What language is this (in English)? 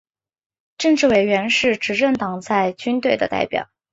Chinese